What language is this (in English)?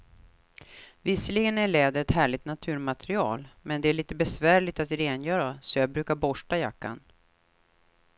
Swedish